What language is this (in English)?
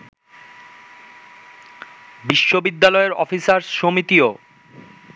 Bangla